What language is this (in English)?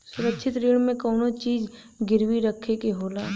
Bhojpuri